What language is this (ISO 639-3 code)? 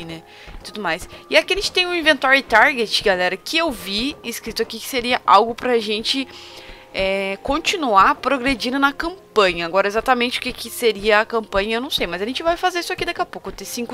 por